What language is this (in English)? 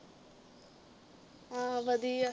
Punjabi